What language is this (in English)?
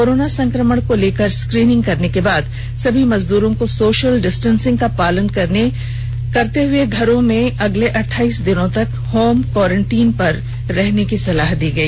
Hindi